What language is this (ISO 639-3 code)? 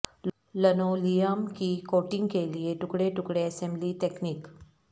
urd